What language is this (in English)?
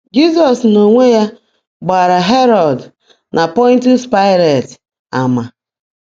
Igbo